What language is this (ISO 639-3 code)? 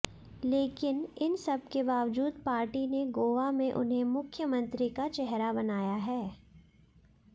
hin